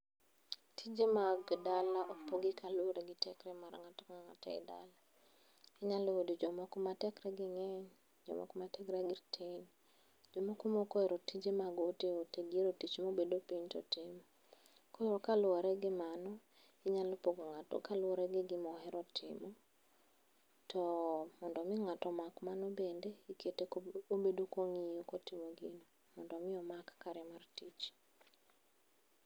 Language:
Luo (Kenya and Tanzania)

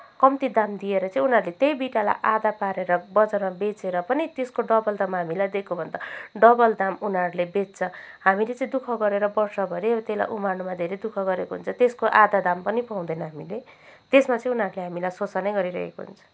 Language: Nepali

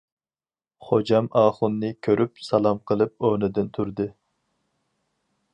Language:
Uyghur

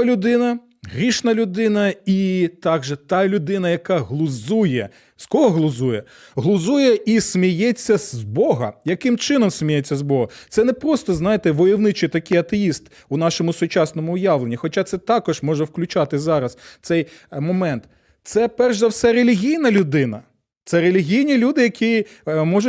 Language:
Ukrainian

